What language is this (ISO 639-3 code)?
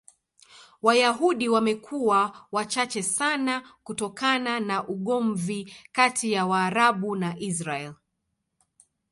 swa